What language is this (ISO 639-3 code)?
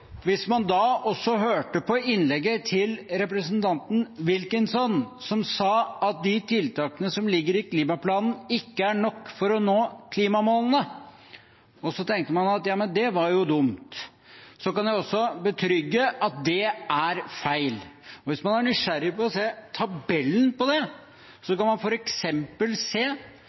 nob